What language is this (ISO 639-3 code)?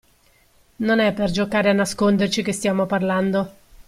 ita